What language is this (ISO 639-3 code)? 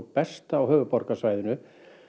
isl